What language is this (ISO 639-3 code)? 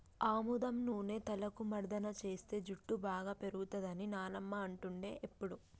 tel